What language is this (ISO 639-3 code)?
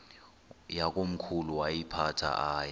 xho